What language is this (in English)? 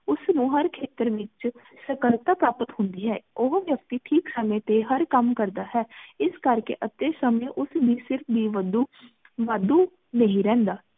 Punjabi